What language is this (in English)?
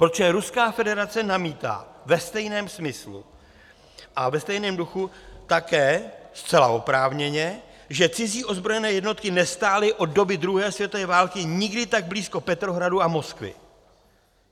Czech